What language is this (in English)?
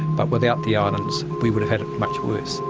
English